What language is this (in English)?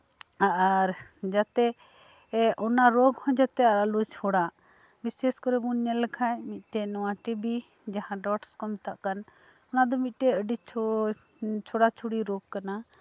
Santali